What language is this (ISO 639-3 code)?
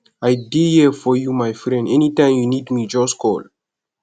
pcm